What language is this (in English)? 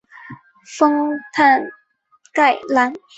Chinese